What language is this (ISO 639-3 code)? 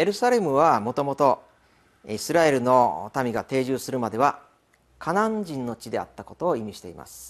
jpn